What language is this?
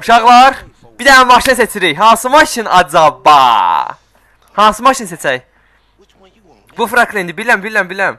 Turkish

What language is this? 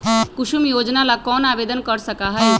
Magahi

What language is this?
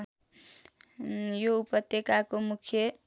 Nepali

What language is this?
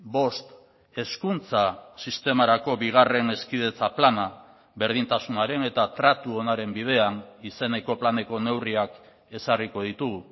Basque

